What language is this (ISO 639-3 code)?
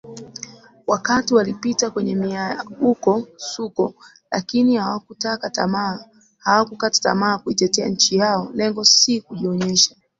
swa